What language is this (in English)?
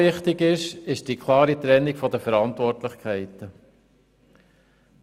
Swiss German